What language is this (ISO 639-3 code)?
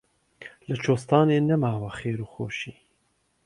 ckb